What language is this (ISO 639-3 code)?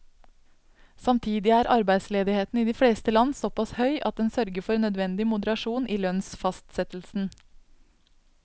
nor